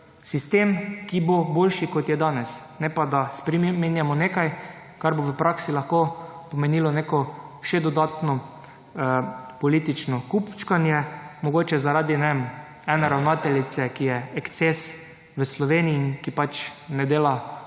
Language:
Slovenian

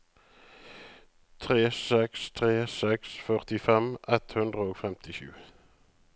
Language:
Norwegian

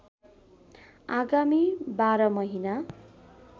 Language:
Nepali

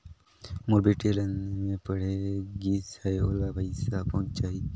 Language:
Chhattisgarhi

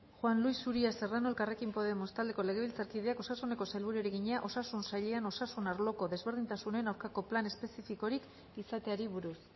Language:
Basque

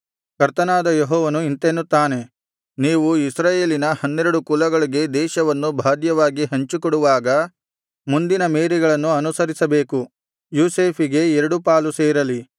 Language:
Kannada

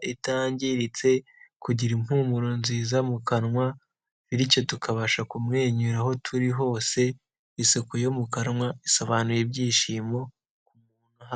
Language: Kinyarwanda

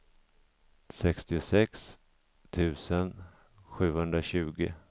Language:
Swedish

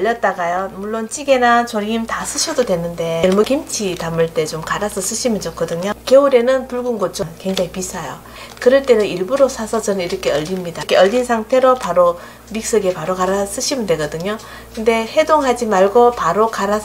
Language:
Korean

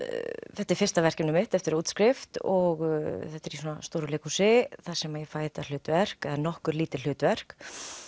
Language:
Icelandic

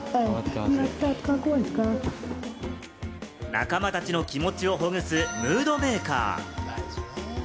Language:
Japanese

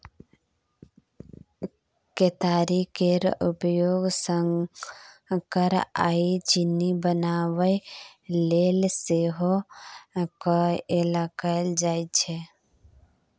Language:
Maithili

